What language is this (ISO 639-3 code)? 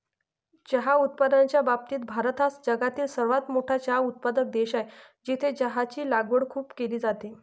mar